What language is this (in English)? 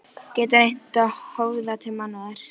Icelandic